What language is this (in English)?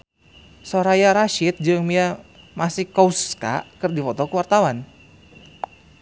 Sundanese